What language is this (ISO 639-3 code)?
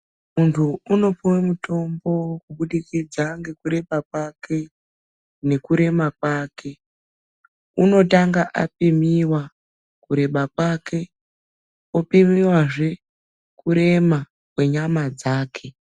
ndc